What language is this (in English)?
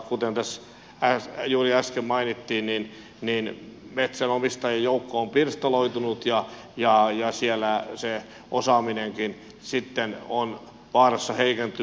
Finnish